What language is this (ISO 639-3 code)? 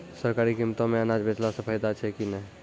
mai